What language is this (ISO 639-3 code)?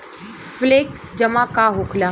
bho